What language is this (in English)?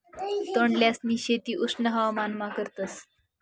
Marathi